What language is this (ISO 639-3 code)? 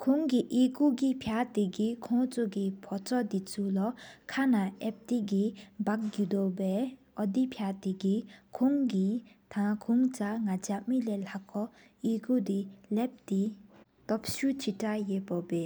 sip